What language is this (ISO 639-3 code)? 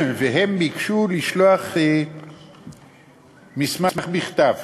heb